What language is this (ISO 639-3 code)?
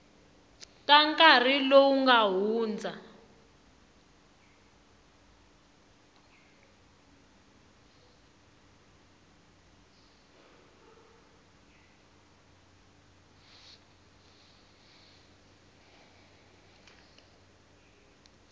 tso